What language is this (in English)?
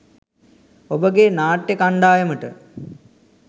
Sinhala